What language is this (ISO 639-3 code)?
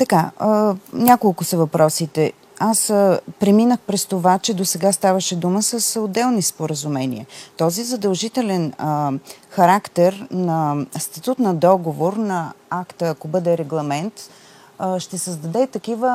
bul